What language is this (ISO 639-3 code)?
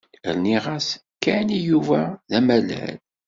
kab